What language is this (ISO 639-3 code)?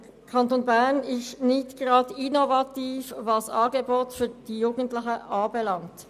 gsw